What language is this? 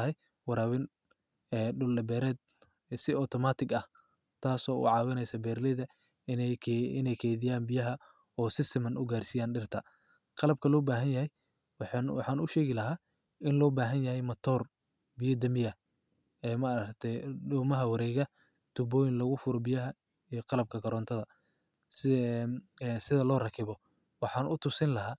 Somali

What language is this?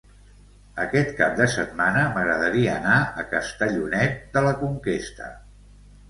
Catalan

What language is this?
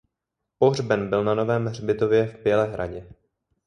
Czech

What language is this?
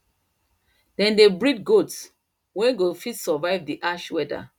Nigerian Pidgin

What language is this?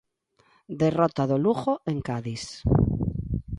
Galician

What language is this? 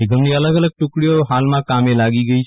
Gujarati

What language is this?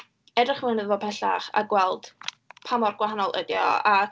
Welsh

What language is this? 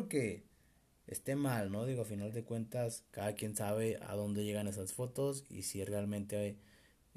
Spanish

